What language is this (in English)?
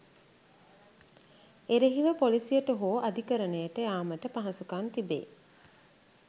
Sinhala